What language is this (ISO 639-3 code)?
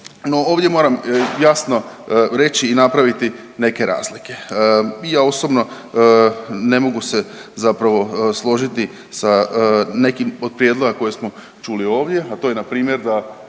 hrv